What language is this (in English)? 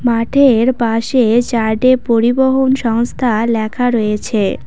Bangla